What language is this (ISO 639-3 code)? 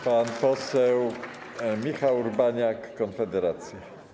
pol